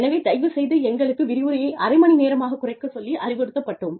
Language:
Tamil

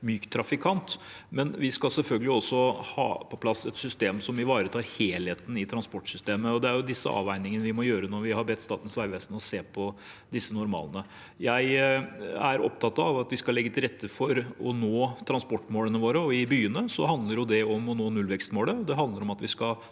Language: Norwegian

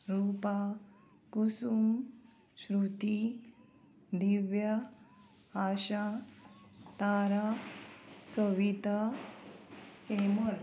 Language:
Konkani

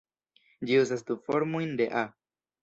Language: Esperanto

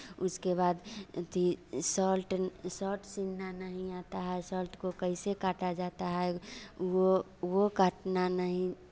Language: Hindi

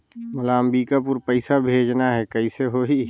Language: Chhattisgarhi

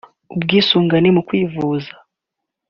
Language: Kinyarwanda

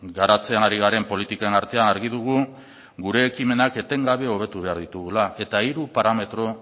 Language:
Basque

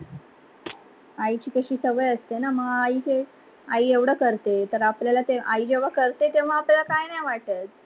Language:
Marathi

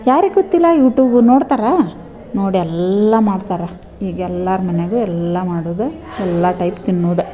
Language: Kannada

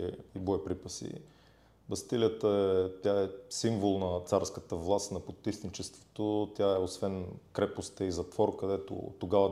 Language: Bulgarian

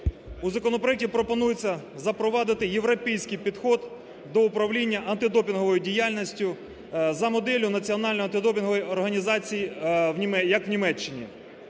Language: Ukrainian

